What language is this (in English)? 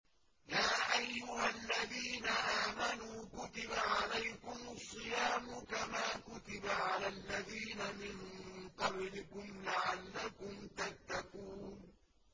Arabic